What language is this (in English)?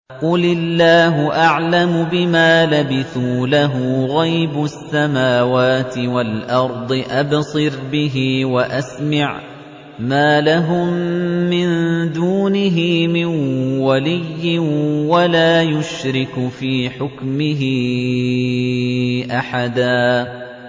Arabic